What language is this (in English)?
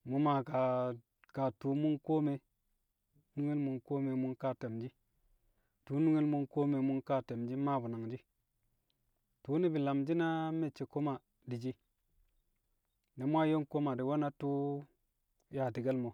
Kamo